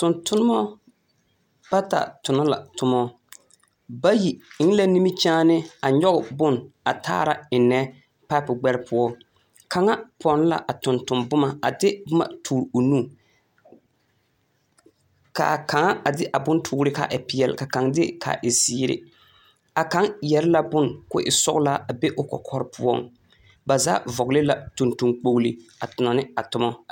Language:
Southern Dagaare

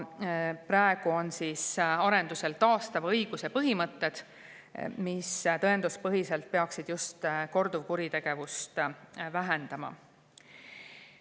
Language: Estonian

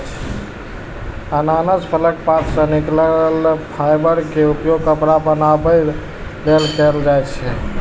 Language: Maithili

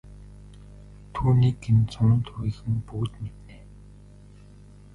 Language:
Mongolian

